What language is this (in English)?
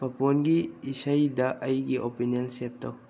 Manipuri